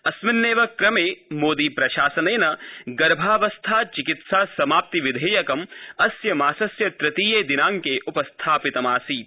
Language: Sanskrit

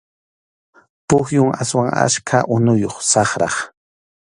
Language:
Arequipa-La Unión Quechua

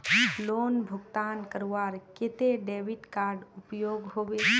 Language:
Magahi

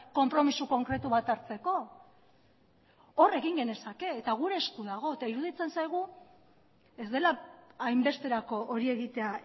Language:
Basque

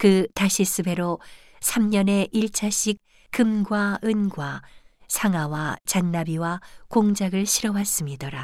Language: Korean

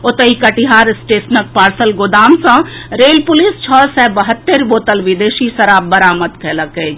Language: Maithili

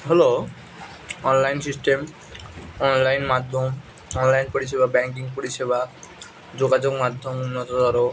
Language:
Bangla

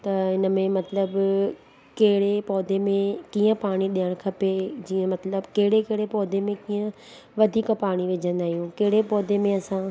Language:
Sindhi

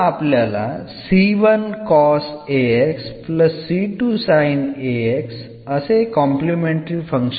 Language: Malayalam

